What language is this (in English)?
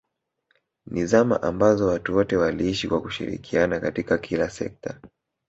Swahili